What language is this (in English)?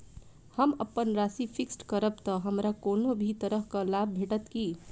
Maithili